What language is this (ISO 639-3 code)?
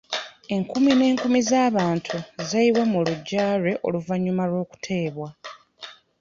lug